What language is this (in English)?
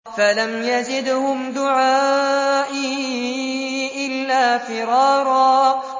Arabic